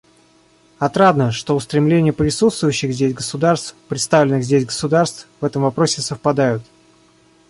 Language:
Russian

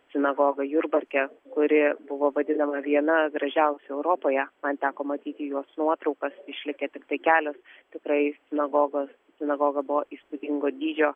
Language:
Lithuanian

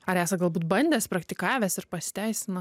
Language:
Lithuanian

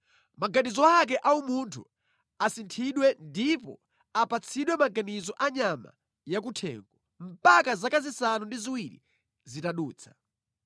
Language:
Nyanja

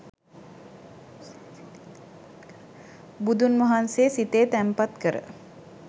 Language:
Sinhala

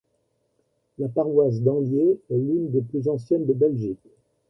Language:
French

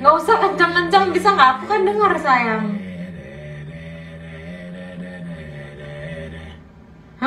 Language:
Indonesian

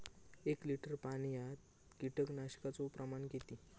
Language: Marathi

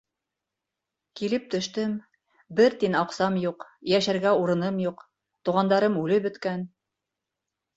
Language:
Bashkir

